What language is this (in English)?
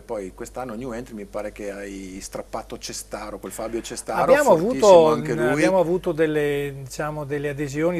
Italian